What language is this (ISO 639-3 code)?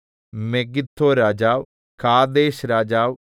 mal